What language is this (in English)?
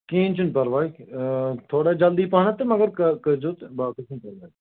Kashmiri